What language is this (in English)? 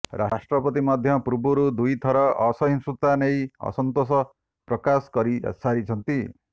Odia